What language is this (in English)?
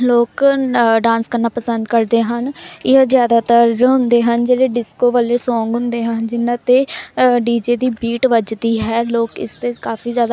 Punjabi